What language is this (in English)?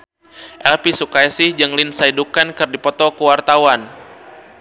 Sundanese